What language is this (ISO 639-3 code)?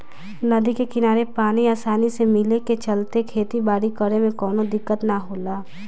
bho